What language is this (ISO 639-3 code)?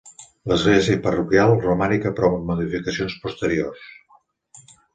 cat